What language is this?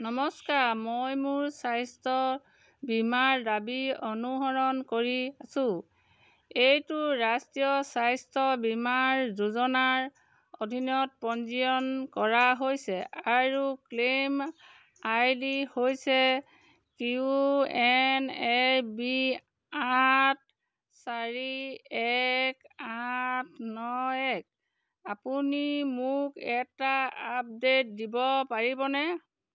Assamese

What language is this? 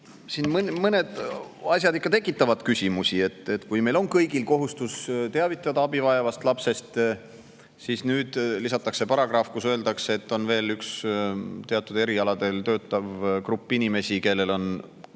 Estonian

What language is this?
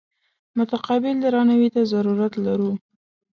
Pashto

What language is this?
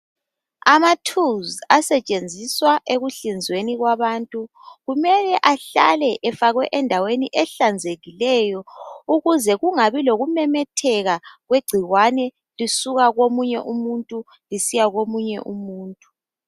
North Ndebele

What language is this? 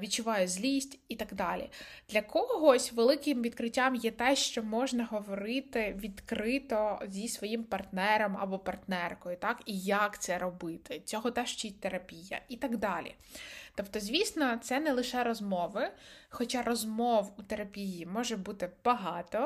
Ukrainian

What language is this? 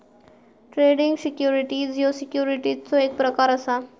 Marathi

